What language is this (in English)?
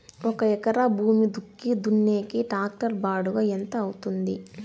Telugu